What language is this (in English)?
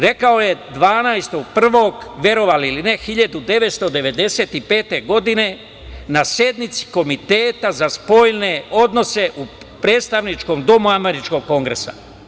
Serbian